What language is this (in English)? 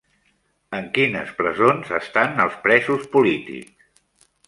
Catalan